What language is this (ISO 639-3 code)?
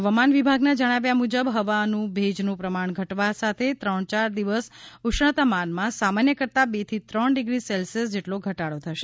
guj